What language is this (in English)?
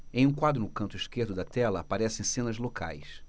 Portuguese